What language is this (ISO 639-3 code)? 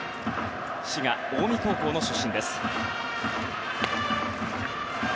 jpn